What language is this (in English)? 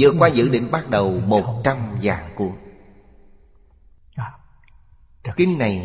Vietnamese